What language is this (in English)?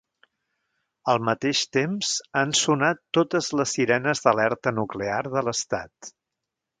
Catalan